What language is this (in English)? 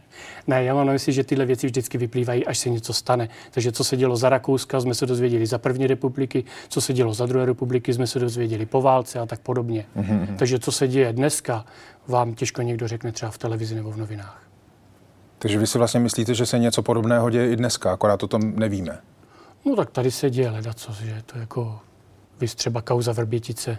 Czech